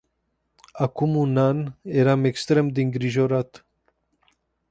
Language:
Romanian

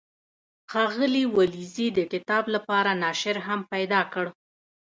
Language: Pashto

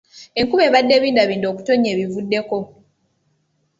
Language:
Ganda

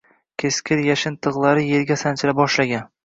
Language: Uzbek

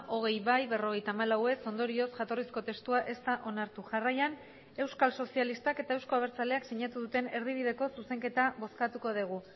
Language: Basque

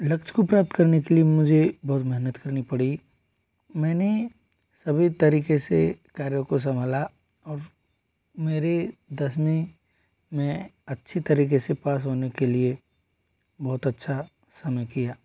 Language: Hindi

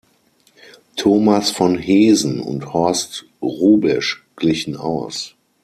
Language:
German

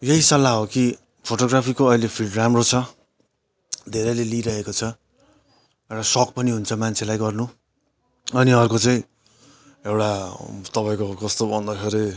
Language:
Nepali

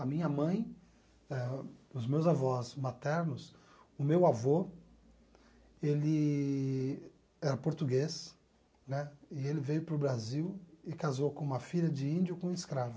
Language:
Portuguese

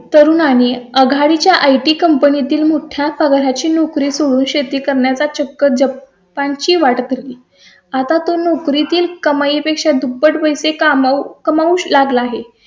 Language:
Marathi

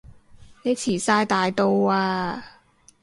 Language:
Cantonese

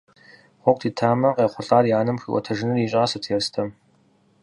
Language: Kabardian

